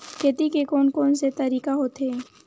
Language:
Chhattisgarhi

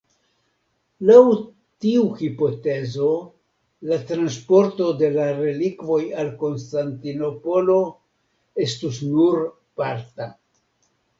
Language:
Esperanto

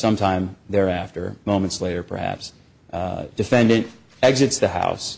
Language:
English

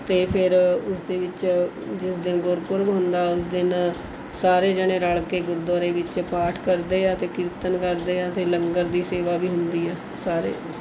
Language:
Punjabi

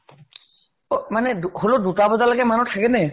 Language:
Assamese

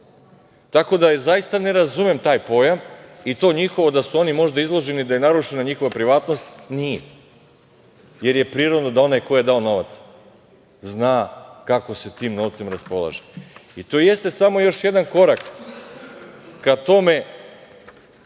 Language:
Serbian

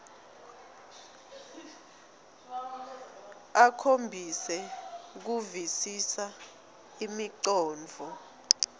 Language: Swati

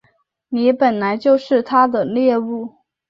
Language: Chinese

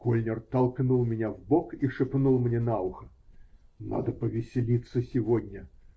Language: Russian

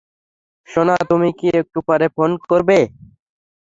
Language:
Bangla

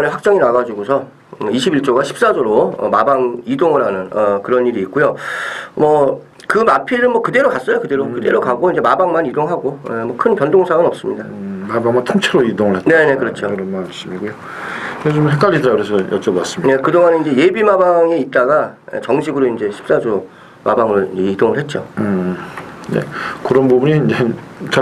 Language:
Korean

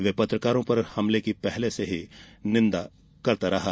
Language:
Hindi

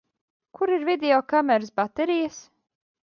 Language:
Latvian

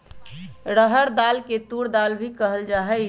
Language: Magahi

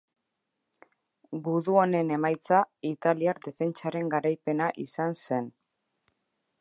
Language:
Basque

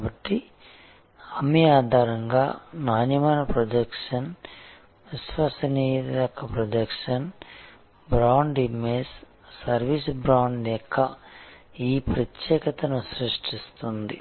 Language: Telugu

